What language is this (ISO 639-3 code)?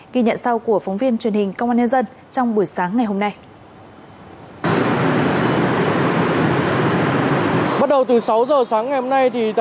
vie